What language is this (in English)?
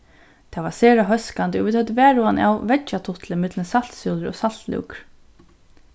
Faroese